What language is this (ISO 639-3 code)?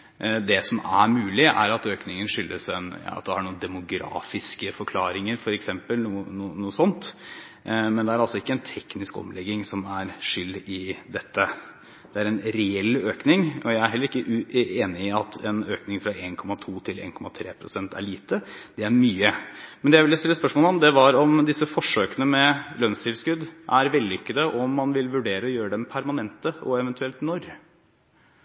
nob